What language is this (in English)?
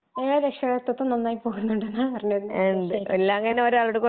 Malayalam